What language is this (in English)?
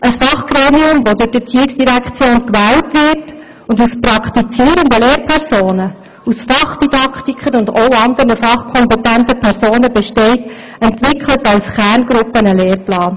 Swiss German